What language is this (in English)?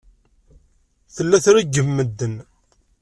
Kabyle